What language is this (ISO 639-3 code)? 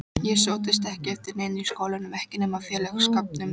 isl